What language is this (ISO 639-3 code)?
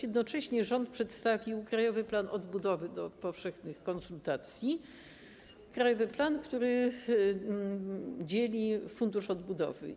pol